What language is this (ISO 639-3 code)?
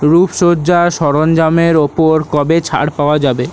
ben